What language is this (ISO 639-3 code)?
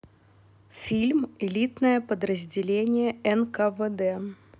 rus